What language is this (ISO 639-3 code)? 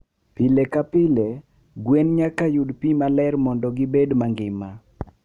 luo